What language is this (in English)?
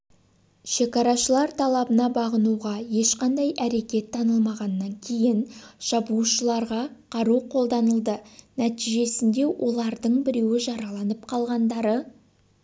Kazakh